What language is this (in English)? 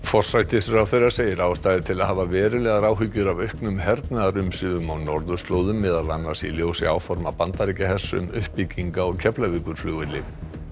Icelandic